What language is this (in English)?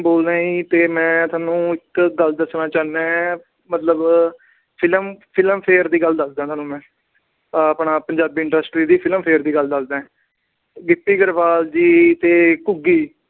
Punjabi